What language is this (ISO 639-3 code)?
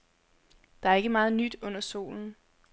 dan